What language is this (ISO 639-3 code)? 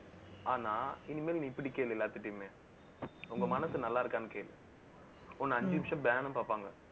tam